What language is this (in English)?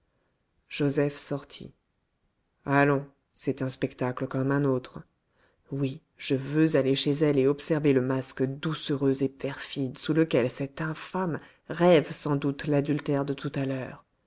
French